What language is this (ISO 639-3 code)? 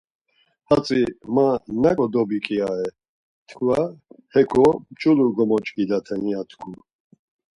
lzz